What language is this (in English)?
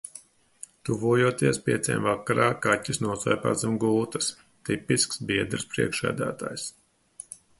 Latvian